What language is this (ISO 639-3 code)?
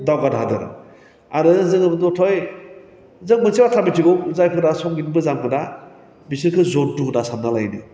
brx